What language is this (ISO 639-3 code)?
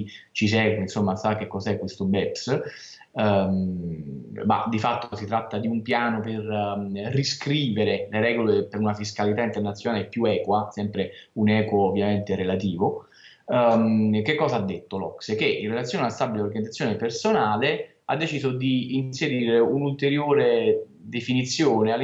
ita